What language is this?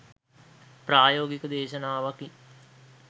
Sinhala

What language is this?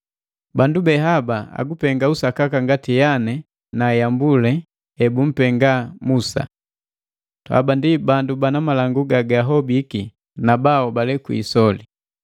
Matengo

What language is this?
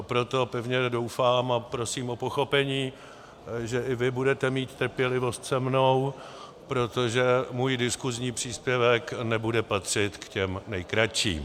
Czech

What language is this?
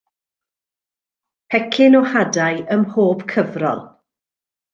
Welsh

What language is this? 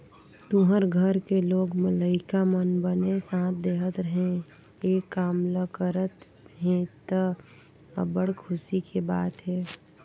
Chhattisgarhi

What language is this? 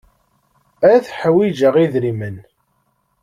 Kabyle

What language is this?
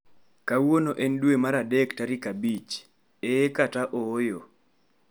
Luo (Kenya and Tanzania)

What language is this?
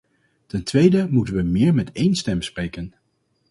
Dutch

